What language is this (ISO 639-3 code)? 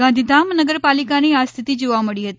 guj